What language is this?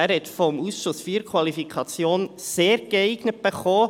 Swiss German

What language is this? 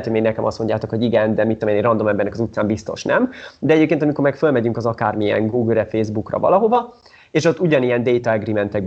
Hungarian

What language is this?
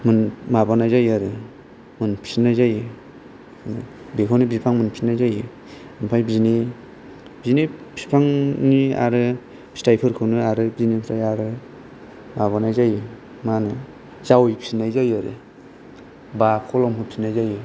Bodo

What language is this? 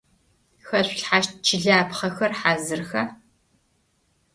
Adyghe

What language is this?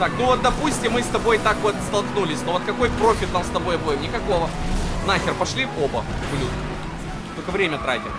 Russian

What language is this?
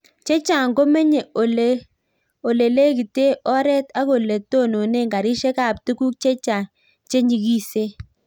Kalenjin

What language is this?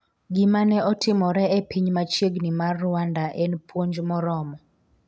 Luo (Kenya and Tanzania)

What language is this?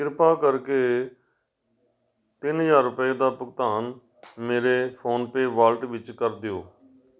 Punjabi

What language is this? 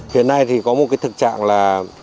Vietnamese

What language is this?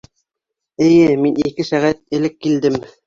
Bashkir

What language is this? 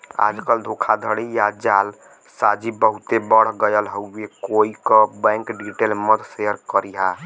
Bhojpuri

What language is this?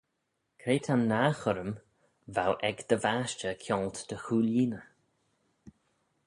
Manx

